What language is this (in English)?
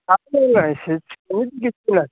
Odia